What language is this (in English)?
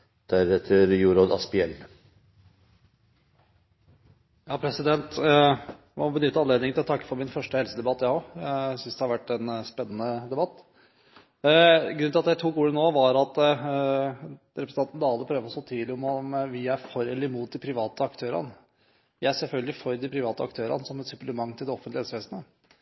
Norwegian Bokmål